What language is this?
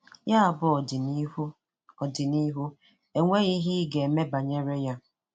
Igbo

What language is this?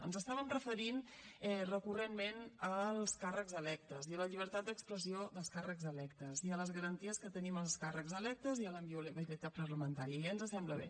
Catalan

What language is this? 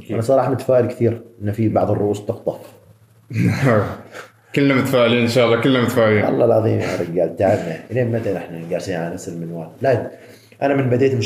Arabic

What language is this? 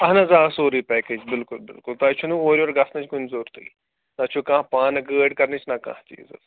Kashmiri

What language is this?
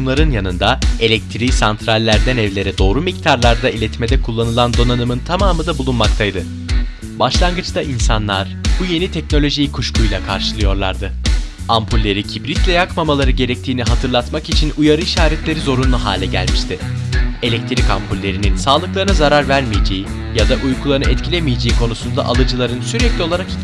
Turkish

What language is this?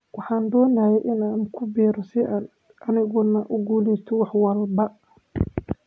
Somali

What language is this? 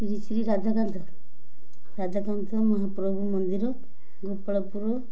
Odia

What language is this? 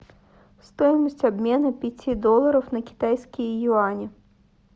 Russian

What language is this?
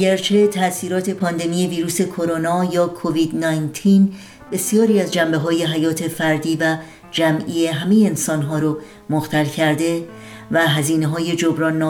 Persian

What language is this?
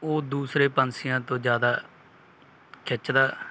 Punjabi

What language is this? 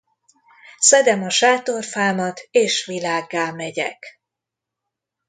Hungarian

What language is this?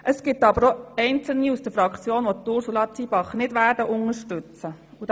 Swiss German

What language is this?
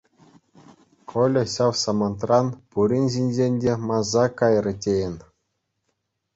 Chuvash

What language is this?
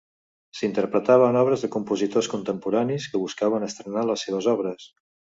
Catalan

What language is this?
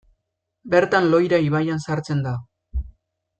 Basque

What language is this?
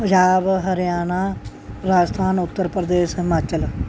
Punjabi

